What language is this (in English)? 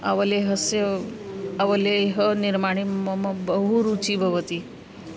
Sanskrit